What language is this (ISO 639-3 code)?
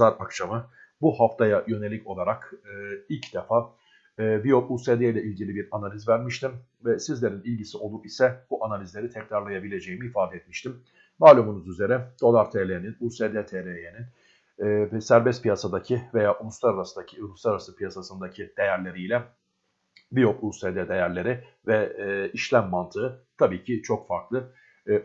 tur